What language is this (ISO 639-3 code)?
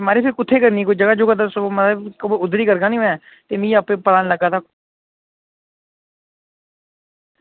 doi